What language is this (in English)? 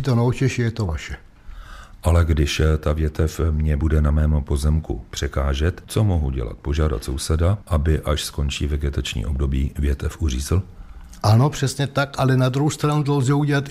Czech